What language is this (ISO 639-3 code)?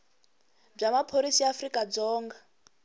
tso